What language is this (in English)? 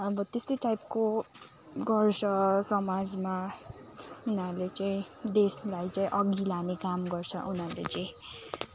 Nepali